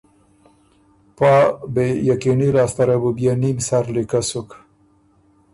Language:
Ormuri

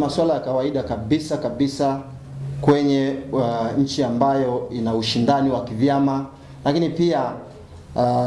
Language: Swahili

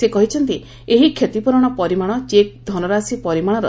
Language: Odia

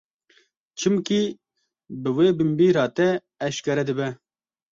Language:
Kurdish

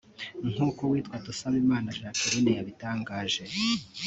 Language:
Kinyarwanda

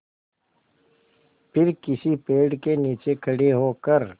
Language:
Hindi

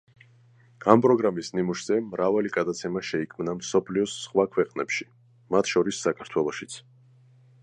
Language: Georgian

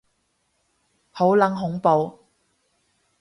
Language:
Cantonese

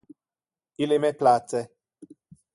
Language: Interlingua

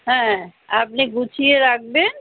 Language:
Bangla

